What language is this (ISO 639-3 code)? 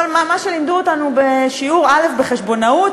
heb